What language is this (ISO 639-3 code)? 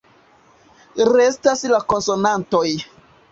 epo